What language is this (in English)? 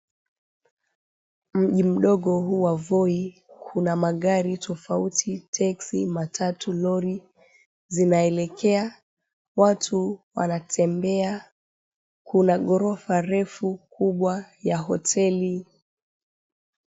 Swahili